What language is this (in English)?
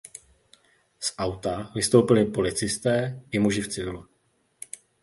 Czech